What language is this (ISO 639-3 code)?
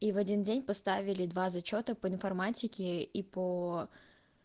rus